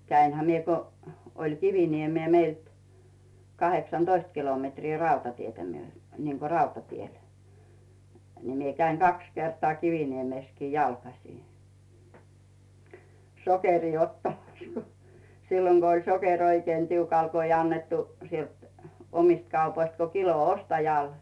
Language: Finnish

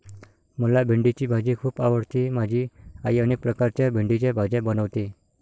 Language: Marathi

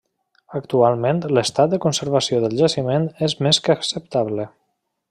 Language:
Catalan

